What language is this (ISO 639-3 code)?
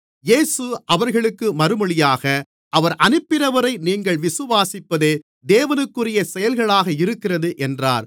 tam